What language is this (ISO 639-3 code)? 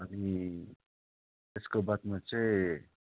nep